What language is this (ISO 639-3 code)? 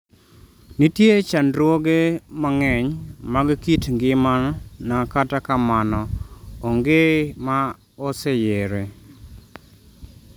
luo